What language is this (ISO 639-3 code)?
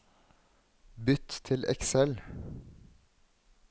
nor